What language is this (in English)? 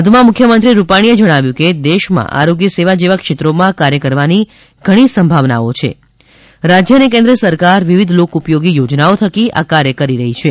Gujarati